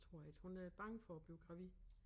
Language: Danish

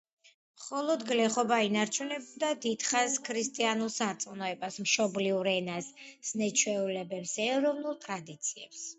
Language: Georgian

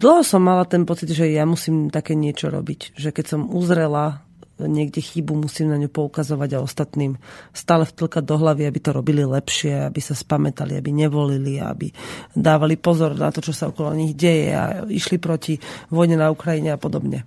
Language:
Slovak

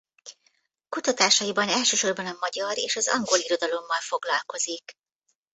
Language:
Hungarian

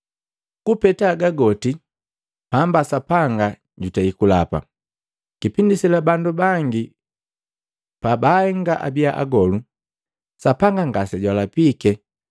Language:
Matengo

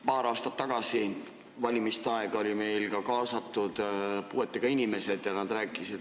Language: Estonian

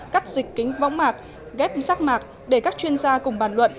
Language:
Vietnamese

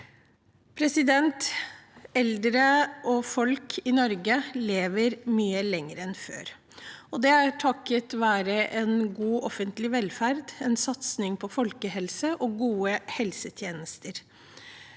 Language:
Norwegian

